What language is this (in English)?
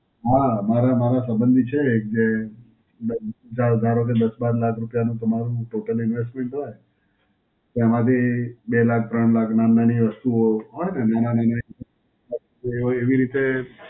Gujarati